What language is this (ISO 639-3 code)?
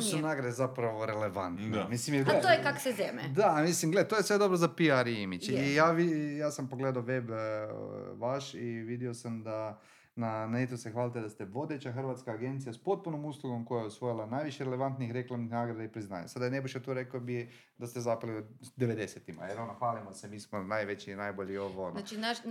hrv